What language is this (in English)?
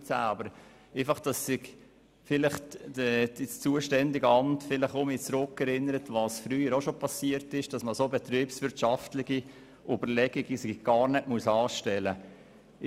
Swiss German